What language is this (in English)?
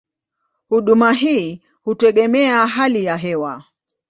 Swahili